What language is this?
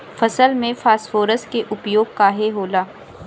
Bhojpuri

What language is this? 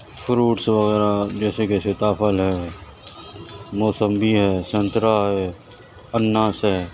Urdu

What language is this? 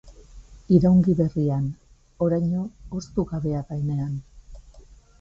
Basque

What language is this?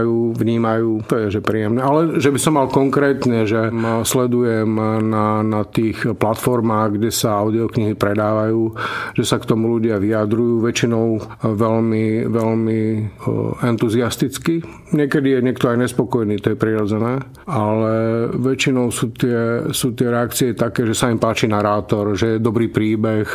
Czech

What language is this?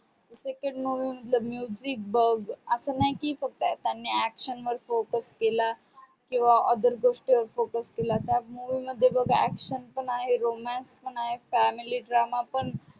Marathi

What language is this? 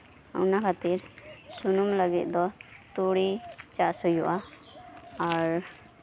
Santali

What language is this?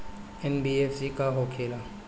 Bhojpuri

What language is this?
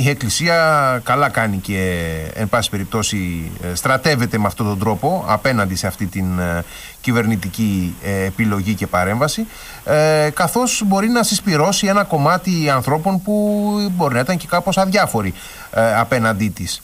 Greek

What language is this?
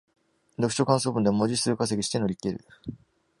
Japanese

